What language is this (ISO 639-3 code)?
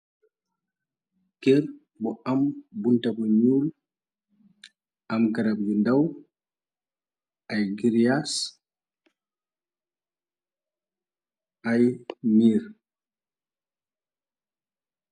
wol